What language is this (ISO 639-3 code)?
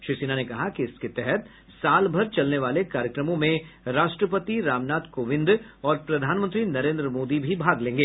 hin